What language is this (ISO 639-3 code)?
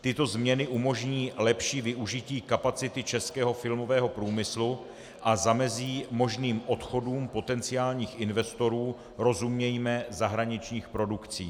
ces